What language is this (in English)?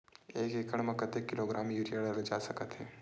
Chhattisgarhi